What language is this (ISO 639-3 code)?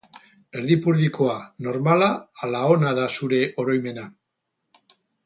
eus